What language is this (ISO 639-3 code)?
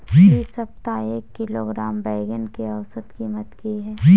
mai